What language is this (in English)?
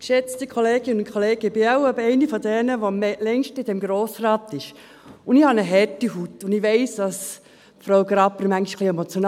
Swiss German